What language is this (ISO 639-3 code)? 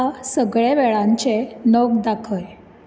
kok